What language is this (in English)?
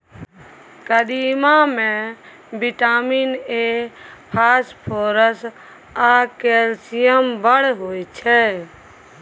Maithili